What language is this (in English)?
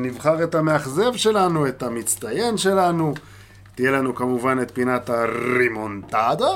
Hebrew